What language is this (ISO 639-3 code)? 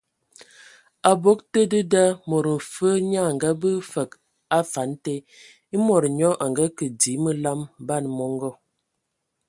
ewo